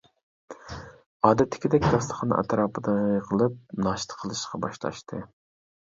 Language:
Uyghur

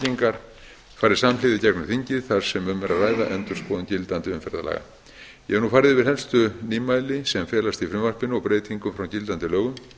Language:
Icelandic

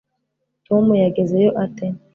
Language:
Kinyarwanda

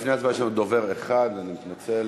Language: Hebrew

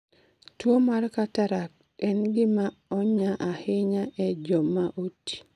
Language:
Luo (Kenya and Tanzania)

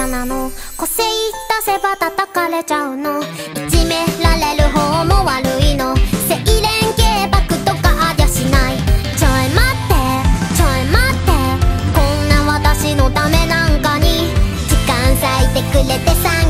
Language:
Japanese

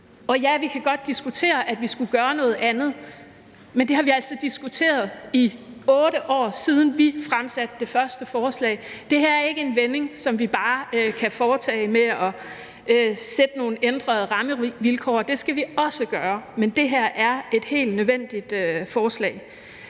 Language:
Danish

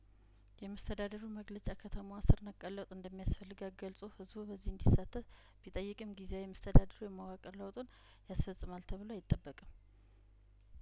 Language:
Amharic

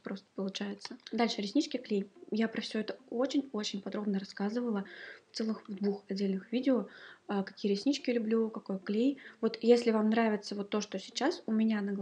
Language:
Russian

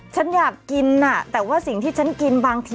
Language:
Thai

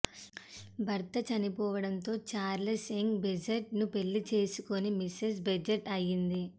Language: Telugu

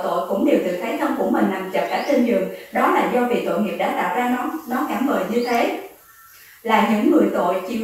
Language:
Vietnamese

